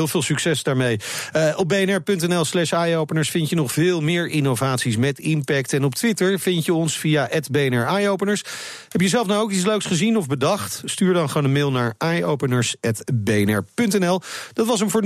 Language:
Dutch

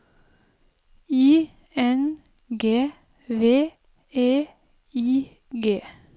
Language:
Norwegian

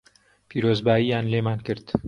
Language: Central Kurdish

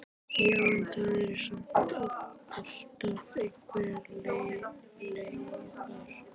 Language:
Icelandic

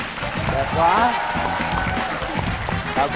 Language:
Vietnamese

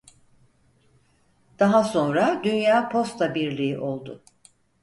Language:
Turkish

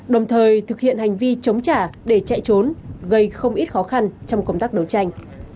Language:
Vietnamese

